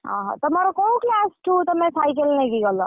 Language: Odia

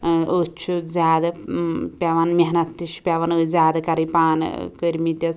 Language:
Kashmiri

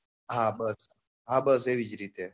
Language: Gujarati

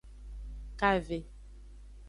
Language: Aja (Benin)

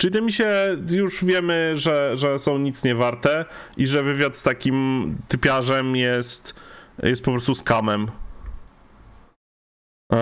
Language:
Polish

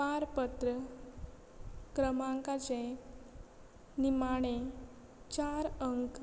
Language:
Konkani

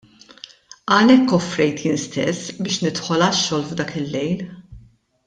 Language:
Maltese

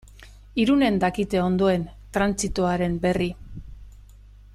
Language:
Basque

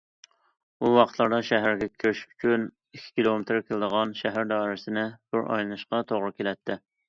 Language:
Uyghur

